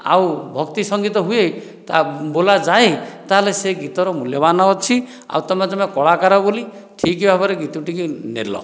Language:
Odia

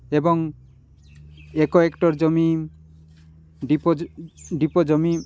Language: Odia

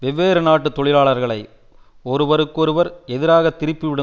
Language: Tamil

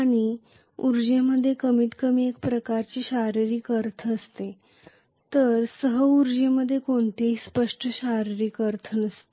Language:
Marathi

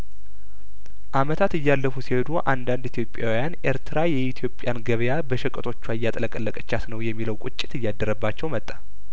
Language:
Amharic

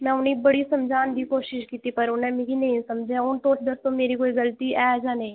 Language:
Dogri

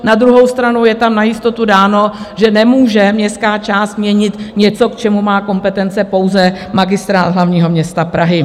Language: Czech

